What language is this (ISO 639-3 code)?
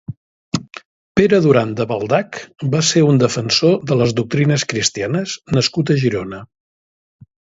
cat